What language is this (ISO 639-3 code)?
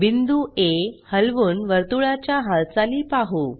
mar